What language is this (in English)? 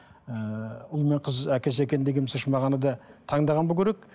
Kazakh